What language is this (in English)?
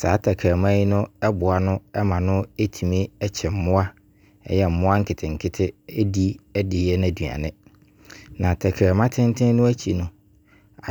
Abron